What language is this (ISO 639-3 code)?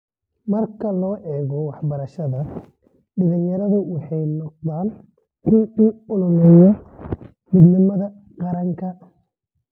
som